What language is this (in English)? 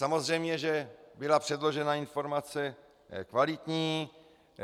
Czech